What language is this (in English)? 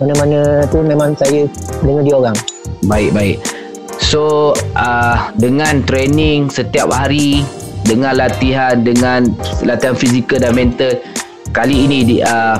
Malay